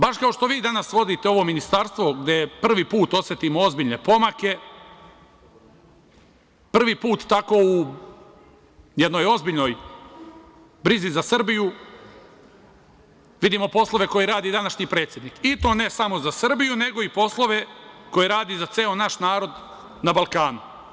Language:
Serbian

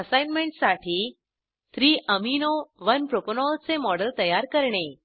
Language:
Marathi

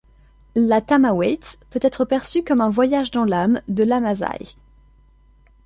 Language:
French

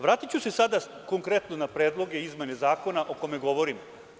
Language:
Serbian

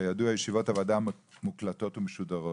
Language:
Hebrew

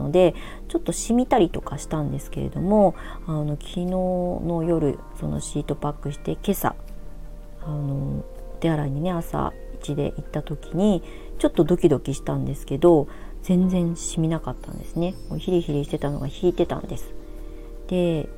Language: Japanese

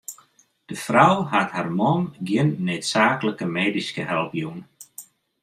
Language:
Western Frisian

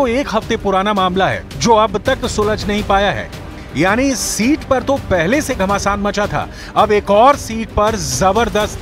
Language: Hindi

